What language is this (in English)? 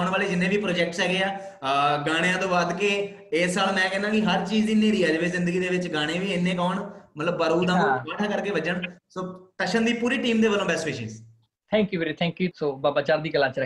Punjabi